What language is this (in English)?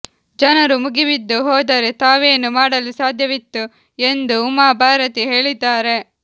Kannada